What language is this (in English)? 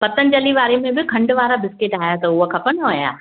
Sindhi